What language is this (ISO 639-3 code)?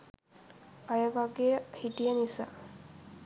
sin